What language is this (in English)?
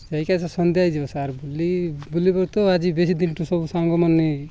Odia